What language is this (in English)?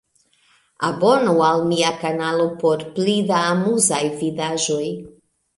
Esperanto